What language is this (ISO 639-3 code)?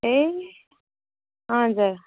nep